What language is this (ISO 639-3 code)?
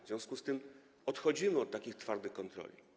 pol